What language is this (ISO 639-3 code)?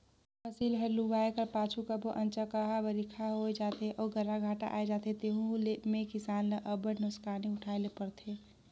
hne